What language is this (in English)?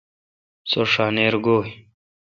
Kalkoti